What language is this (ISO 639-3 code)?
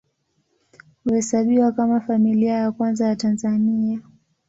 swa